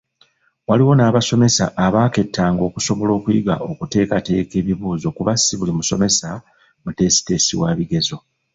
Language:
Ganda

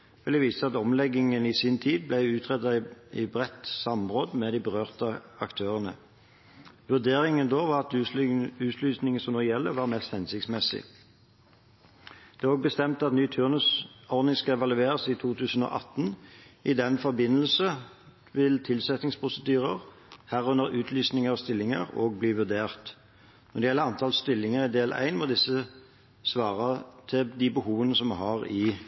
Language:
Norwegian Bokmål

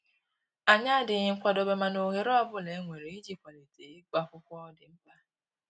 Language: Igbo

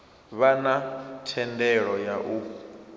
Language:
Venda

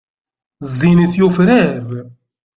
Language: Kabyle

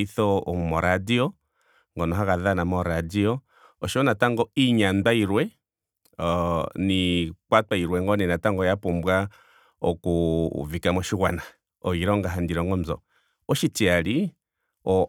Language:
Ndonga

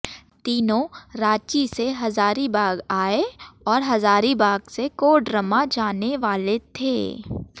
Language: Hindi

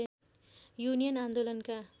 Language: Nepali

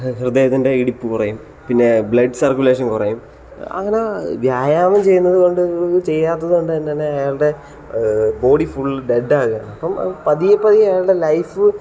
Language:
Malayalam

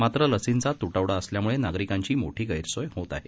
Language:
Marathi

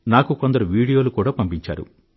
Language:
Telugu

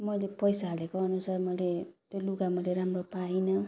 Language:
Nepali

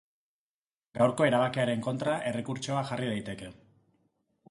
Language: Basque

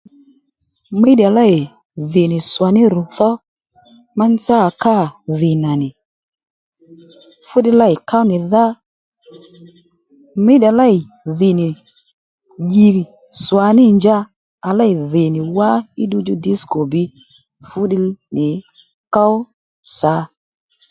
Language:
Lendu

